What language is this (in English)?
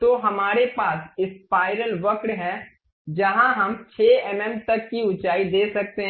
Hindi